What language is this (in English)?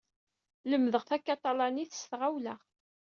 Kabyle